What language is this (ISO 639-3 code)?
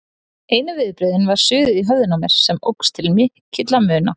isl